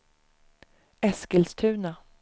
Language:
Swedish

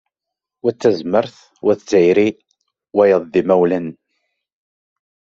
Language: Kabyle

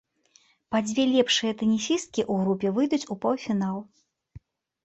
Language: Belarusian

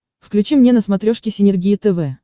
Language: Russian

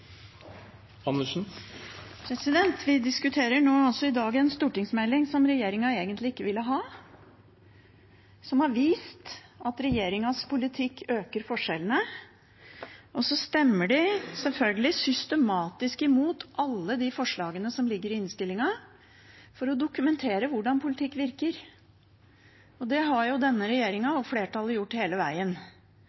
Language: Norwegian Bokmål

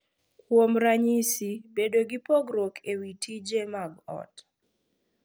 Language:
Luo (Kenya and Tanzania)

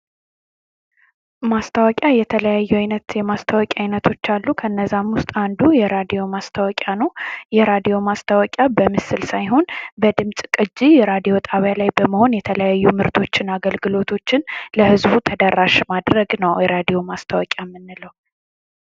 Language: Amharic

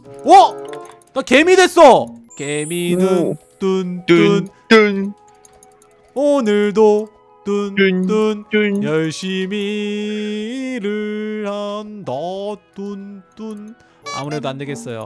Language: Korean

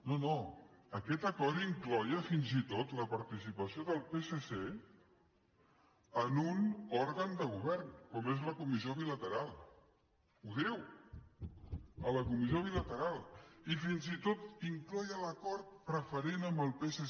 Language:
Catalan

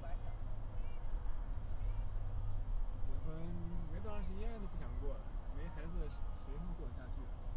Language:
Chinese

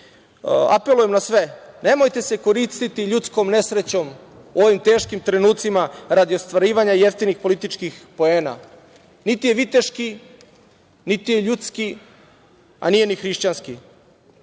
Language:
Serbian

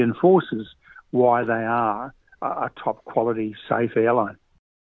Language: Indonesian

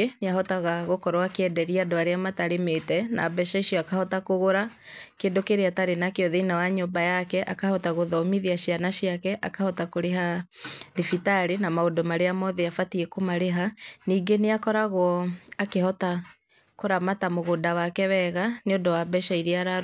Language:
Kikuyu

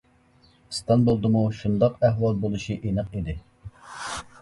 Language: Uyghur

